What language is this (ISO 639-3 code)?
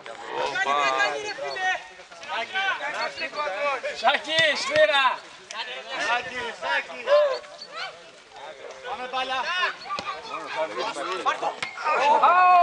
ell